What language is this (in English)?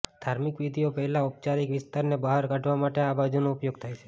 Gujarati